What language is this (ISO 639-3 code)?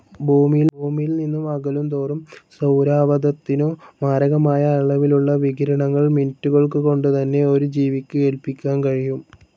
mal